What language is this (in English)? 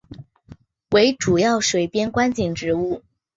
Chinese